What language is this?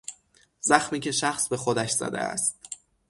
Persian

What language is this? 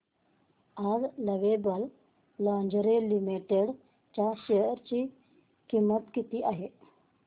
Marathi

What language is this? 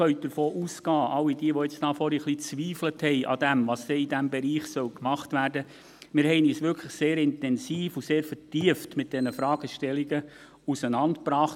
Swiss German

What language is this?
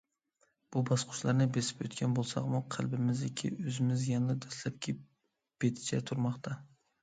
Uyghur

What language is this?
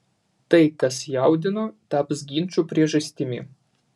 Lithuanian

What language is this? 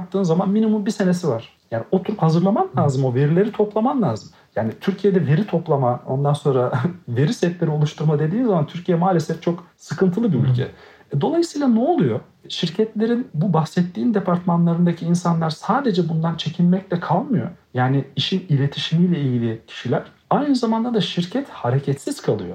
Turkish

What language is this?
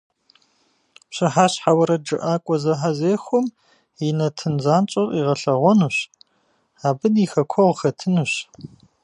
Kabardian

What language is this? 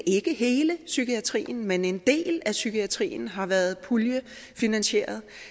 Danish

